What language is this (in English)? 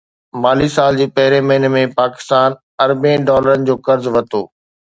Sindhi